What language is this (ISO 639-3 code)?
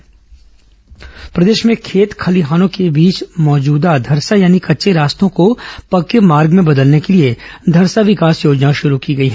hin